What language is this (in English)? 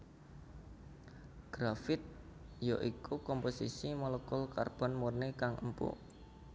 Javanese